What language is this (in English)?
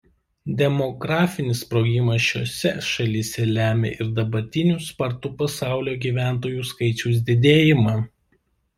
Lithuanian